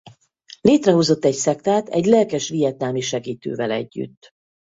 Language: Hungarian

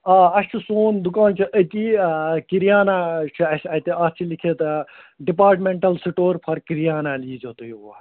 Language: Kashmiri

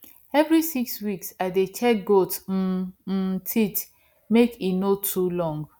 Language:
Nigerian Pidgin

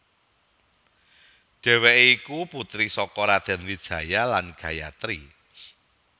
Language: Javanese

